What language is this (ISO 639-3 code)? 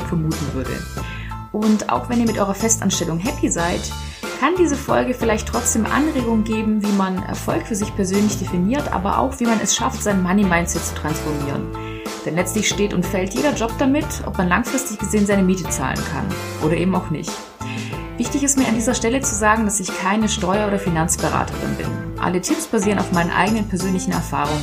deu